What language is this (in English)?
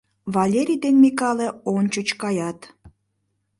Mari